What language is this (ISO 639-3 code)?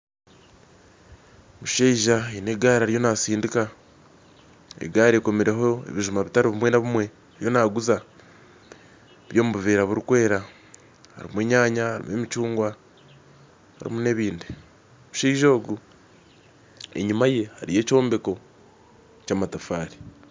nyn